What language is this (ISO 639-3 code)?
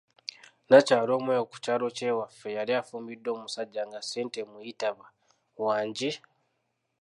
lug